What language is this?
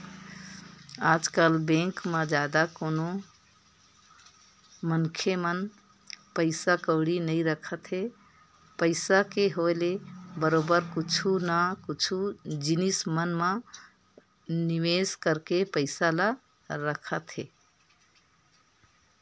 Chhattisgarhi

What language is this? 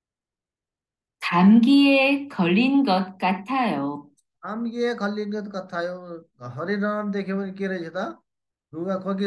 Korean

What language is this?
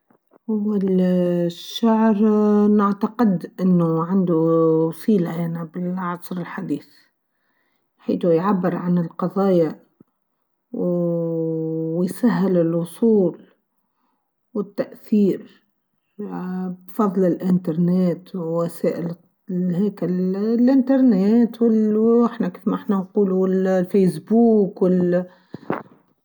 Tunisian Arabic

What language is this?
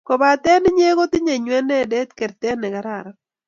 Kalenjin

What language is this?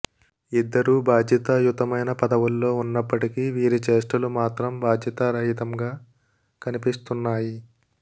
Telugu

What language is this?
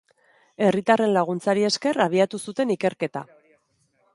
Basque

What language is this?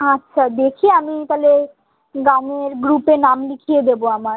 Bangla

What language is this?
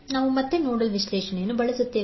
Kannada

